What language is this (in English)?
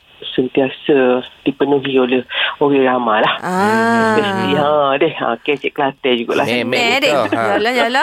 Malay